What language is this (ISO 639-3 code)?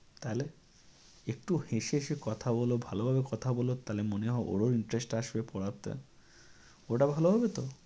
ben